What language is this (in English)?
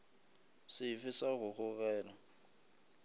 Northern Sotho